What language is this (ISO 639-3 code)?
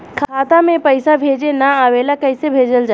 bho